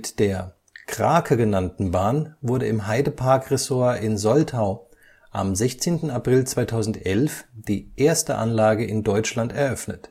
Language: German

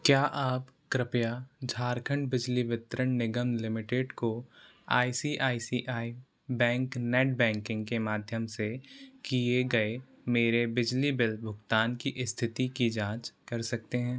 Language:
Hindi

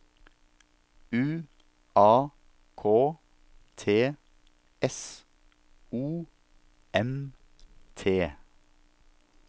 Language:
Norwegian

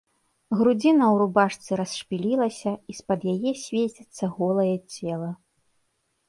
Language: Belarusian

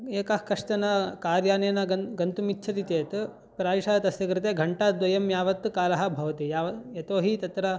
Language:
Sanskrit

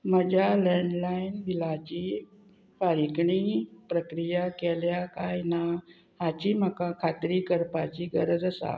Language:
Konkani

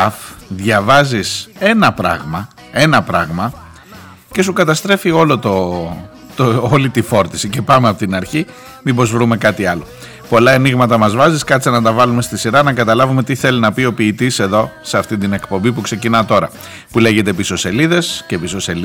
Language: Greek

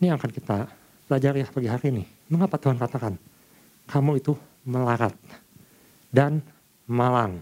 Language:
Indonesian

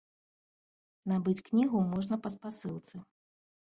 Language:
Belarusian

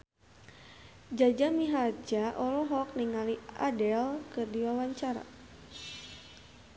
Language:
Sundanese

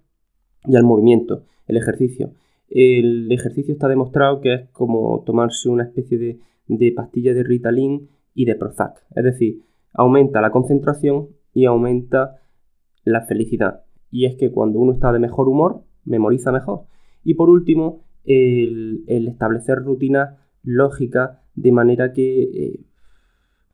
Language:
Spanish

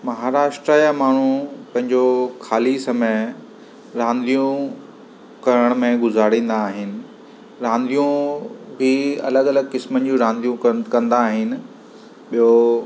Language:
Sindhi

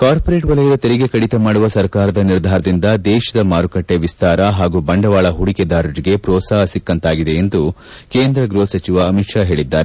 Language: Kannada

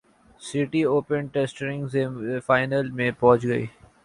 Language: Urdu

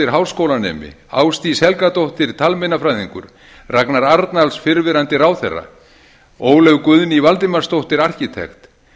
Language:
Icelandic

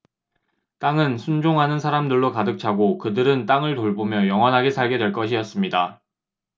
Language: Korean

